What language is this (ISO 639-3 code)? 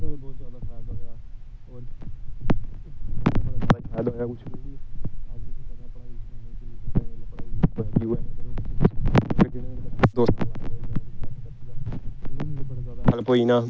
doi